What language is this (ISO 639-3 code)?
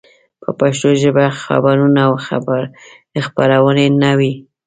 pus